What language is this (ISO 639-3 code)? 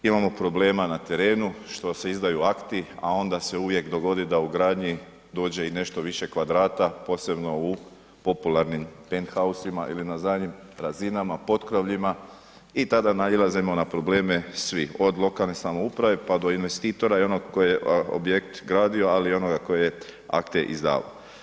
hrv